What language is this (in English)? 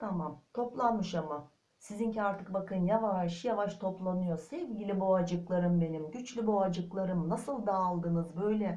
Turkish